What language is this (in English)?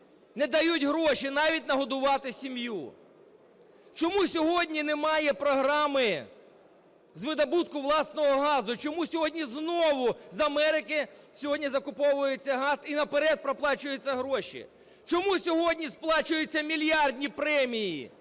Ukrainian